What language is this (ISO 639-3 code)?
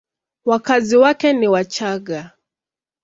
swa